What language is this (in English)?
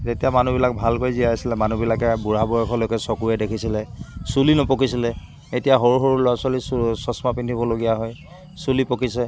Assamese